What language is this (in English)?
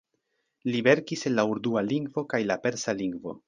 Esperanto